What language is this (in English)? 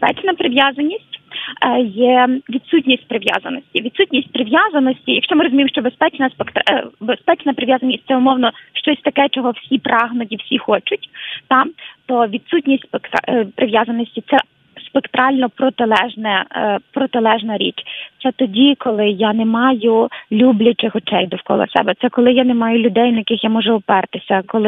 Ukrainian